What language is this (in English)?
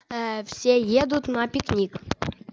Russian